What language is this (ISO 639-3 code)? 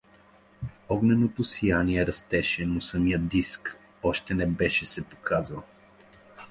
bul